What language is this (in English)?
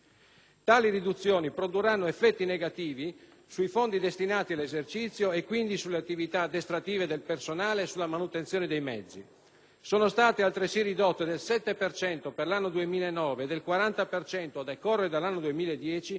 Italian